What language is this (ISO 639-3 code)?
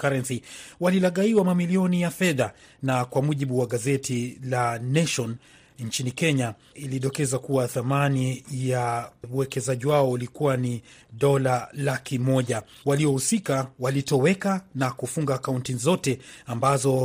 swa